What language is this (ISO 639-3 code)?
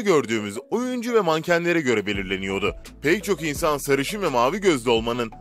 tur